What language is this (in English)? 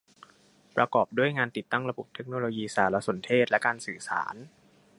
Thai